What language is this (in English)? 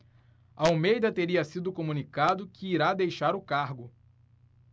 Portuguese